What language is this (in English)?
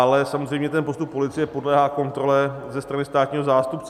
Czech